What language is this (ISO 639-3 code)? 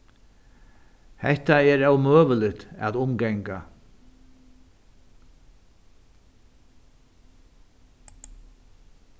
fao